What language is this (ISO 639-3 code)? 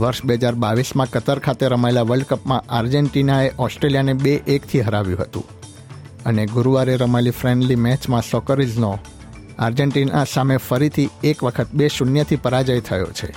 guj